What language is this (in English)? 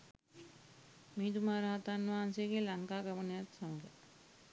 Sinhala